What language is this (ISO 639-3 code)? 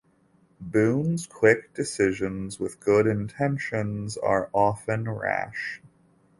eng